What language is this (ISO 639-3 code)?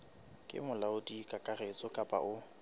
sot